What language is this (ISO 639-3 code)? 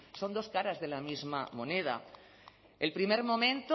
spa